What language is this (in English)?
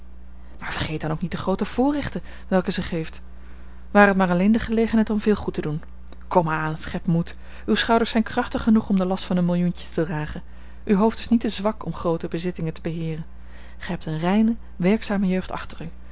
Dutch